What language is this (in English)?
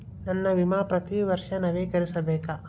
Kannada